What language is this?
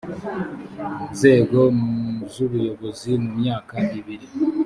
Kinyarwanda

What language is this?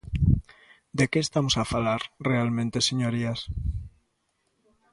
Galician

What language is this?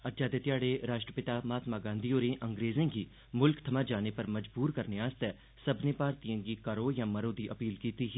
Dogri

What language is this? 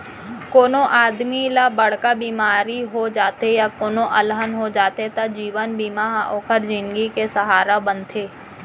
Chhattisgarhi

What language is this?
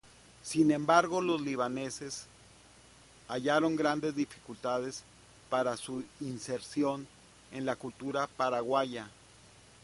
Spanish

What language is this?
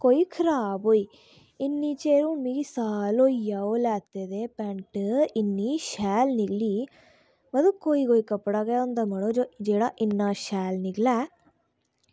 Dogri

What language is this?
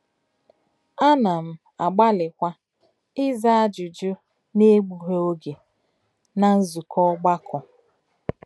Igbo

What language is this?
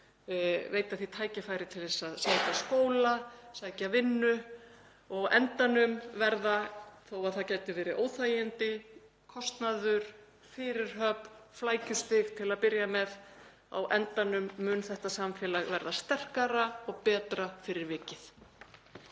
Icelandic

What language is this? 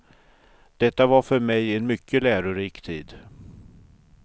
Swedish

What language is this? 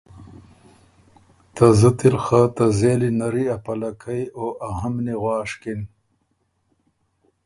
Ormuri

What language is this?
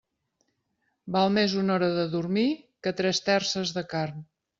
Catalan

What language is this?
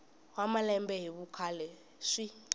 Tsonga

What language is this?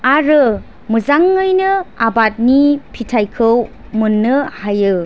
Bodo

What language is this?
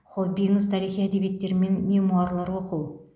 Kazakh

